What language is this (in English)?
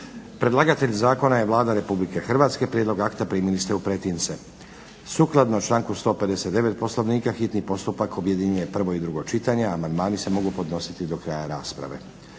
Croatian